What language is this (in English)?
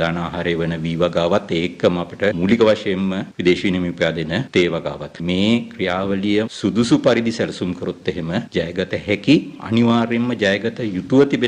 Hindi